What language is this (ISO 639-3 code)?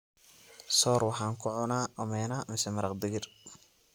som